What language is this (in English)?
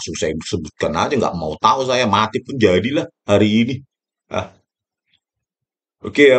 Indonesian